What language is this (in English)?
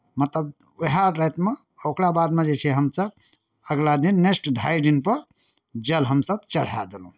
Maithili